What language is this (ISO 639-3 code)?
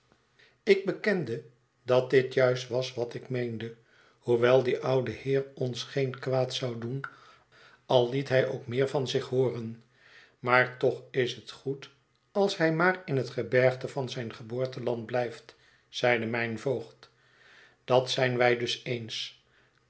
nld